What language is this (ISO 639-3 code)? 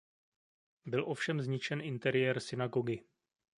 ces